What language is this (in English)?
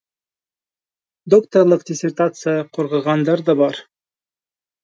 Kazakh